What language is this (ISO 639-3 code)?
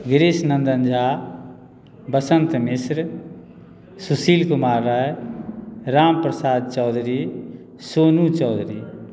mai